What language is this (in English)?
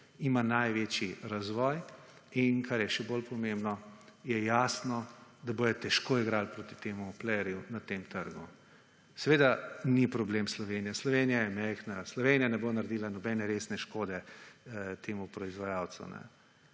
Slovenian